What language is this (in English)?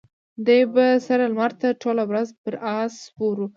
Pashto